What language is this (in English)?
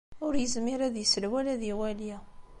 Kabyle